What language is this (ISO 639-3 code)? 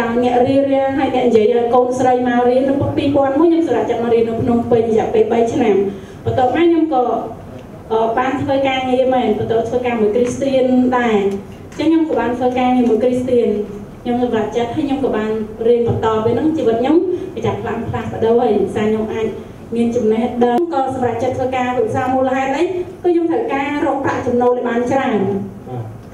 tha